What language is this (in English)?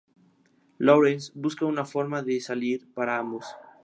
Spanish